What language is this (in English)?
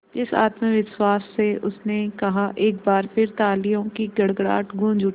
Hindi